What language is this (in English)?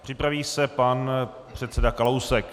Czech